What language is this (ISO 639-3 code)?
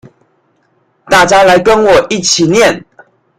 zho